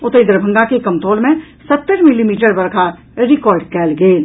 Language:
Maithili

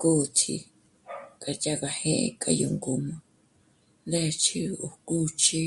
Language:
Michoacán Mazahua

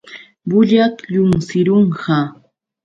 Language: Yauyos Quechua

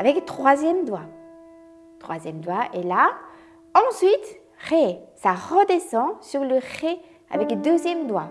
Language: French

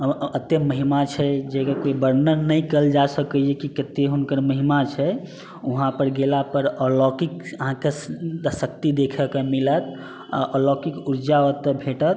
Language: Maithili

